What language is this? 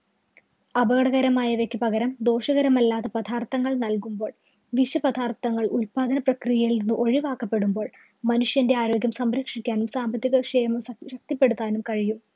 Malayalam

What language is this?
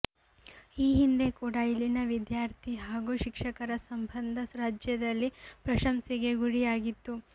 Kannada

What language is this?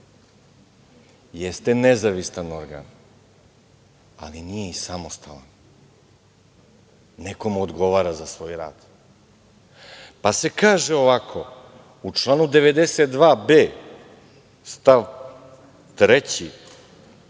Serbian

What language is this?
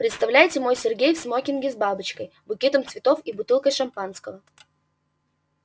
Russian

